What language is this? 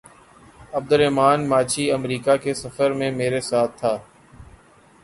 Urdu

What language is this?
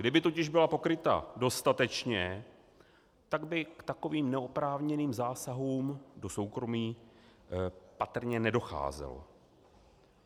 Czech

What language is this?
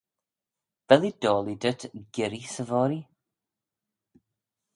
Manx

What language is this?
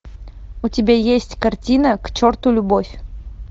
Russian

